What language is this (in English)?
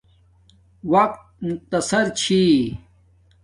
Domaaki